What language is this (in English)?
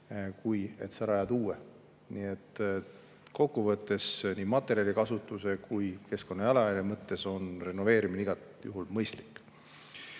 Estonian